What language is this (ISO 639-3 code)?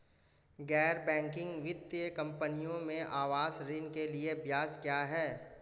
hin